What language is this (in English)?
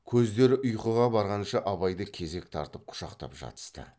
Kazakh